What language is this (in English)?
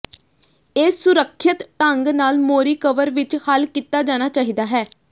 Punjabi